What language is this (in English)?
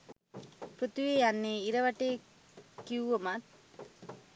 Sinhala